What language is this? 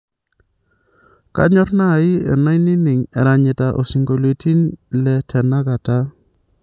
Masai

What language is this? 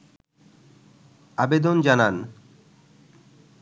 Bangla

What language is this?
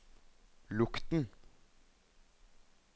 Norwegian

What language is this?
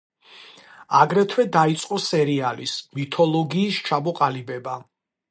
Georgian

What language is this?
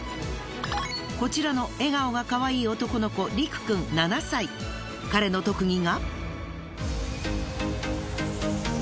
Japanese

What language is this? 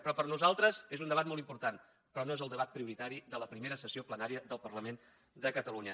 Catalan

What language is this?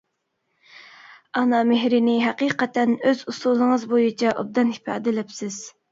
Uyghur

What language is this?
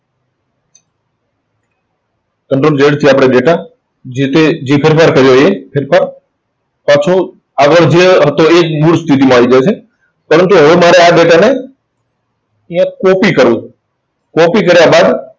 Gujarati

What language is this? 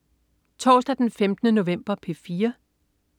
Danish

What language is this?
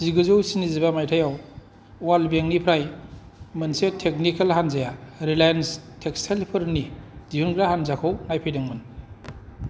Bodo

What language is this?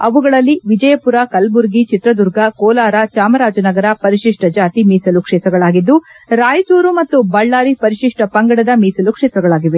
Kannada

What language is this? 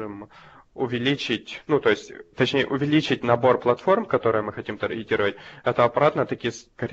Russian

